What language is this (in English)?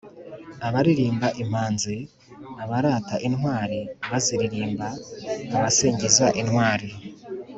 Kinyarwanda